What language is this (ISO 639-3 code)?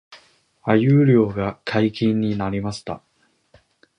jpn